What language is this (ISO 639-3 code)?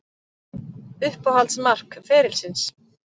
isl